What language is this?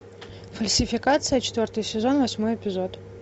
Russian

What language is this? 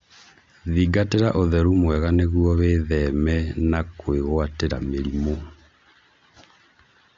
Kikuyu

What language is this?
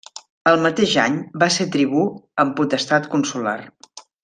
Catalan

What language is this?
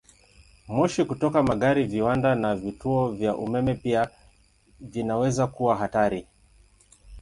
Swahili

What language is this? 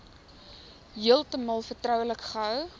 Afrikaans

